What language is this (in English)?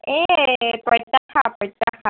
Assamese